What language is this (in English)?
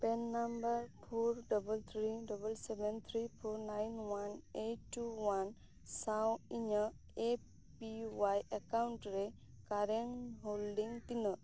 Santali